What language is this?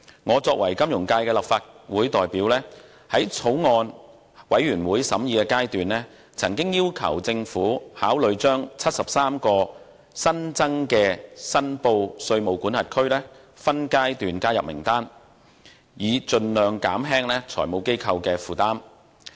Cantonese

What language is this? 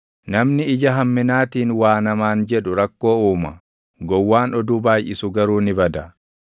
Oromo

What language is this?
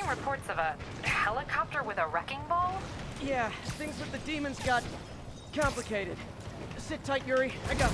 English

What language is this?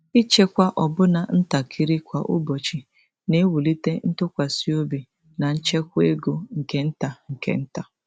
Igbo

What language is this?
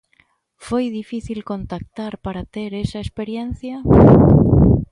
Galician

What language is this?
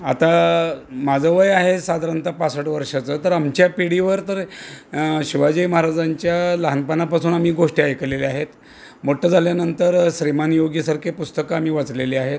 Marathi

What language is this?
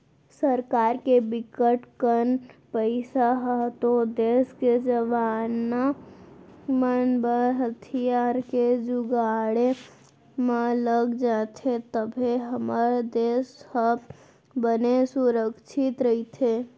Chhattisgarhi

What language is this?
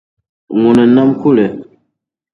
Dagbani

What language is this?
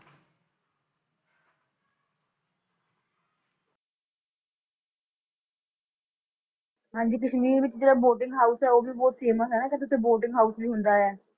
Punjabi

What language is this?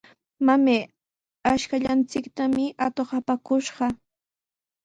Sihuas Ancash Quechua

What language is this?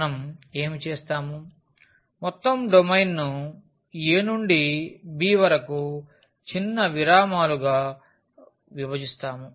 Telugu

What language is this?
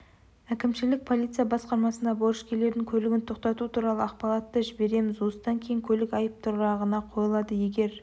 Kazakh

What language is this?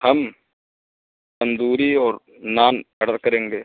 Urdu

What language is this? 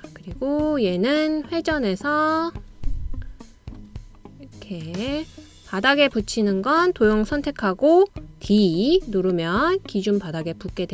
Korean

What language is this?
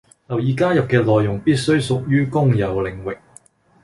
Cantonese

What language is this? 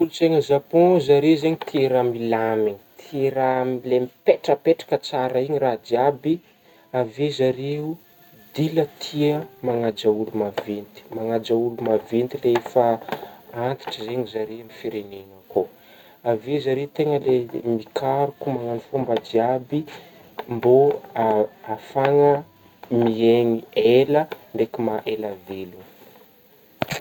Northern Betsimisaraka Malagasy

